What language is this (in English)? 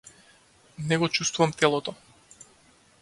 Macedonian